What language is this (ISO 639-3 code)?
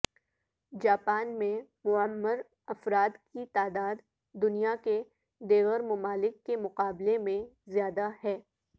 urd